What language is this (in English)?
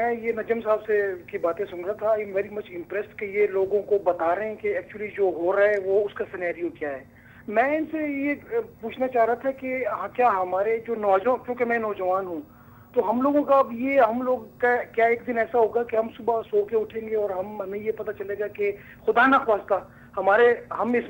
Hindi